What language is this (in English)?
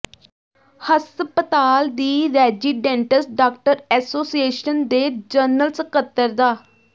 Punjabi